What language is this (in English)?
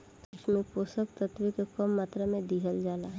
Bhojpuri